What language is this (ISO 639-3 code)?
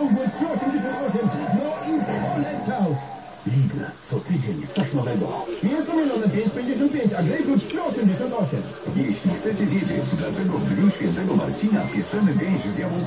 pol